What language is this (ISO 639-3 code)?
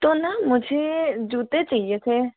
hin